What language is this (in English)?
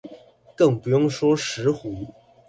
Chinese